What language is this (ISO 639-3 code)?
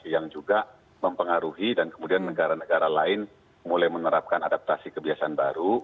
ind